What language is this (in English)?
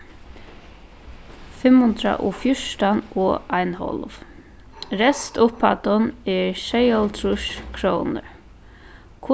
Faroese